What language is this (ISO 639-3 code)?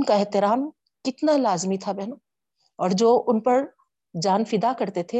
urd